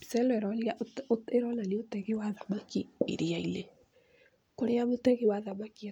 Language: Kikuyu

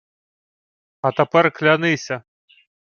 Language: Ukrainian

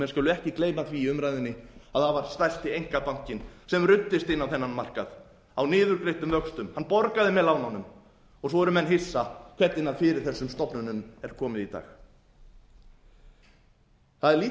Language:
Icelandic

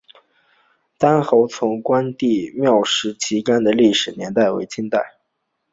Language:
Chinese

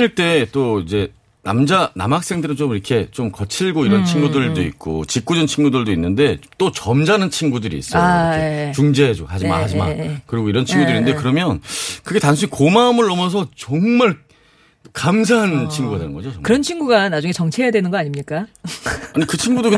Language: Korean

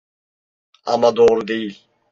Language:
Turkish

